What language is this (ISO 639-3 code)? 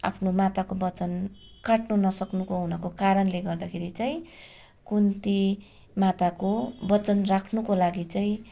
nep